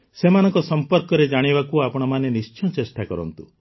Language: Odia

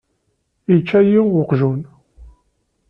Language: Kabyle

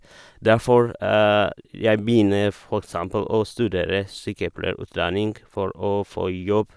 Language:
Norwegian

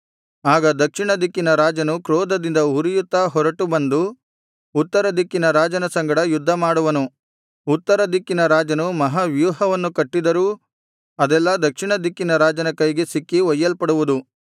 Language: Kannada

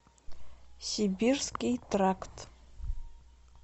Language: Russian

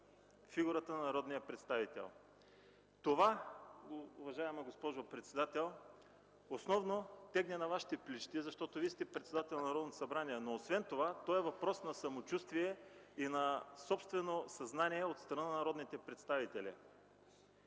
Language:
Bulgarian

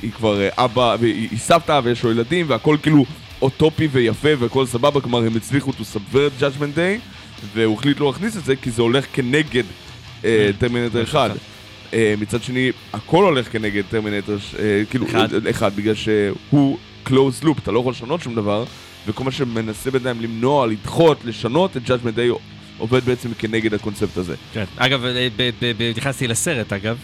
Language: Hebrew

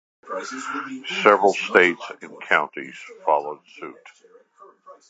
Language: English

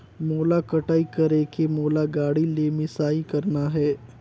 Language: Chhattisgarhi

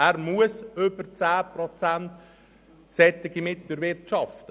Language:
Swiss German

